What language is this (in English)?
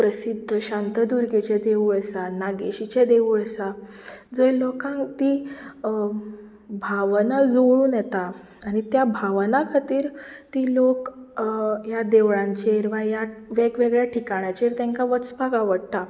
Konkani